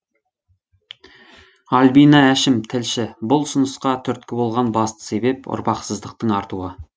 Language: Kazakh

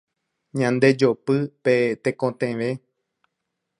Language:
Guarani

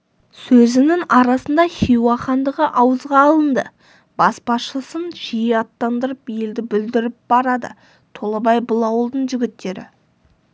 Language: Kazakh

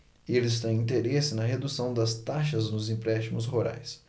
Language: Portuguese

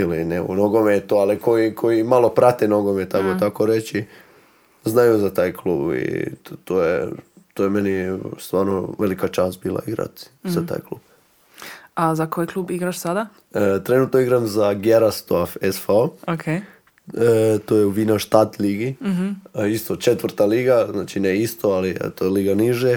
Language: Croatian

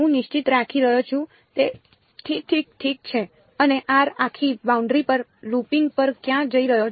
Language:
Gujarati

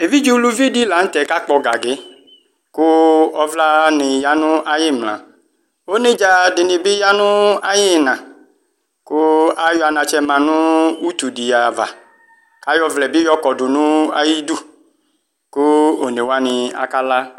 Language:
Ikposo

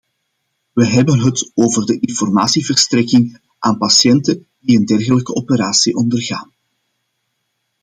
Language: Dutch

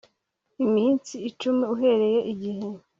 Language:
Kinyarwanda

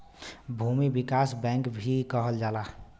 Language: Bhojpuri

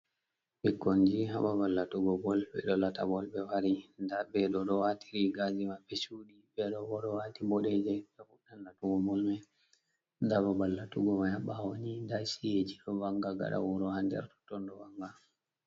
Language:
Fula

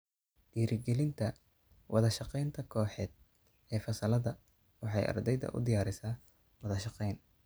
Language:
Somali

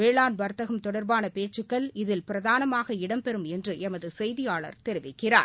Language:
Tamil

